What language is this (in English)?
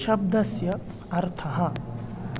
Sanskrit